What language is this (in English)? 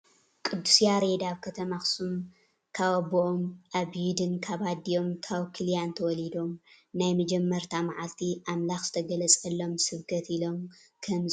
Tigrinya